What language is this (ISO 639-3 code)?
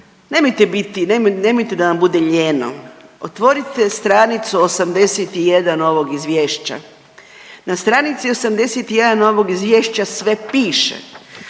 hrv